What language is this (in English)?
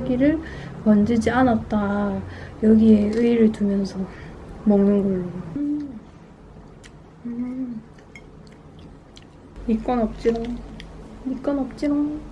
Korean